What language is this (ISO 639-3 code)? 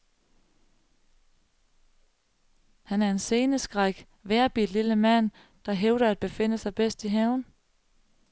dan